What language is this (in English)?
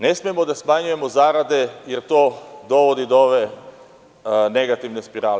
Serbian